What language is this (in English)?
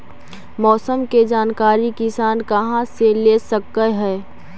Magahi